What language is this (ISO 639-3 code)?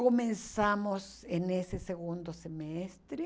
por